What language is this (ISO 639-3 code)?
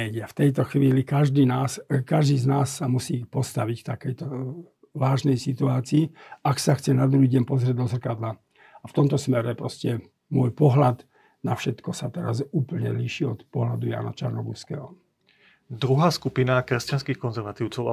slk